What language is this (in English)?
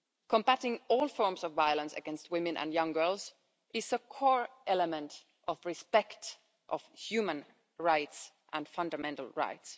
English